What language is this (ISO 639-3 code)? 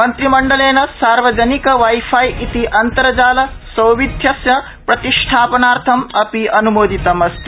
san